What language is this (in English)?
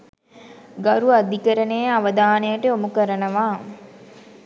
Sinhala